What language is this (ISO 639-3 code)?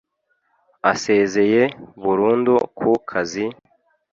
kin